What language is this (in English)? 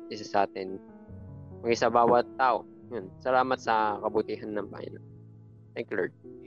Filipino